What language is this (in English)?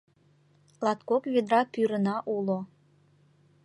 Mari